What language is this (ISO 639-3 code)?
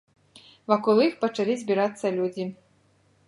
bel